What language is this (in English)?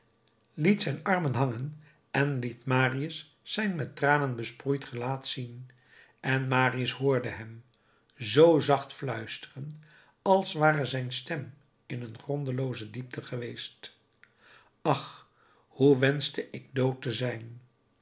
Dutch